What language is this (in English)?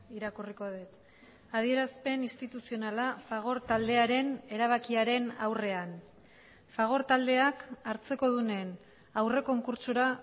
Basque